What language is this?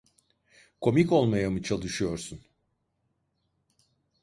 Turkish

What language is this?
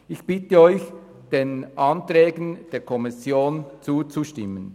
Swiss German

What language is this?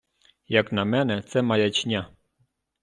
Ukrainian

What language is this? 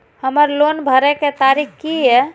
Maithili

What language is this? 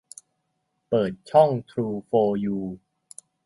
Thai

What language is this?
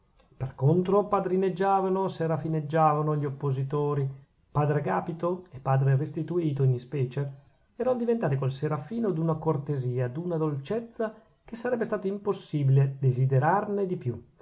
Italian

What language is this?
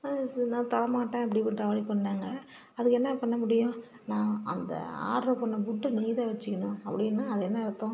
Tamil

